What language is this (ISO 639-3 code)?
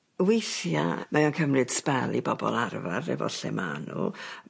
cym